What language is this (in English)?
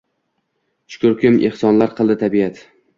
Uzbek